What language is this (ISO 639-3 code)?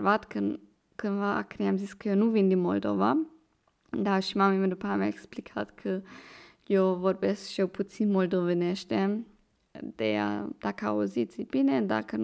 ron